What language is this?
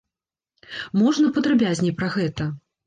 Belarusian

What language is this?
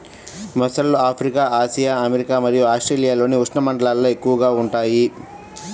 Telugu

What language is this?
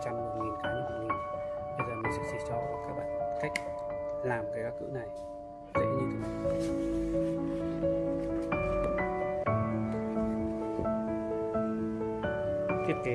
Vietnamese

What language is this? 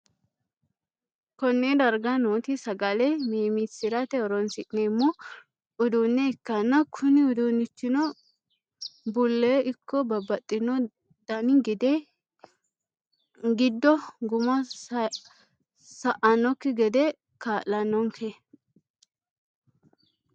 Sidamo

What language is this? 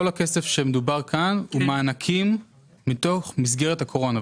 Hebrew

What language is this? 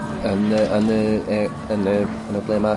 Welsh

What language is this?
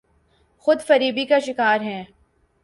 Urdu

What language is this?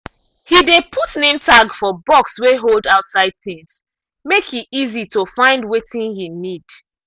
Nigerian Pidgin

